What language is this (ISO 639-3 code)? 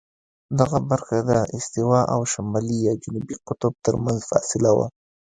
pus